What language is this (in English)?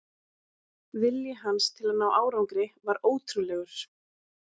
Icelandic